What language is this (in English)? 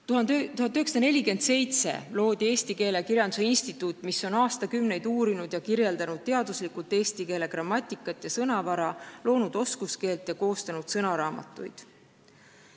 Estonian